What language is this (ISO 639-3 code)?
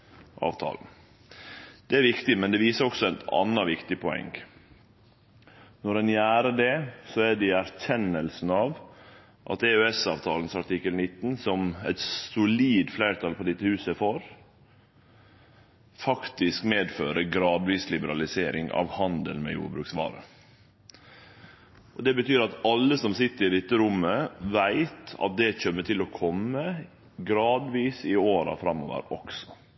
nno